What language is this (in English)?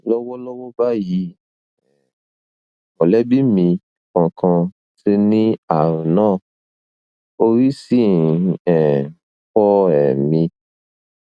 Yoruba